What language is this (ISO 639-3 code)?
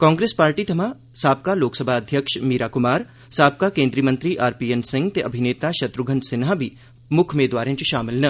doi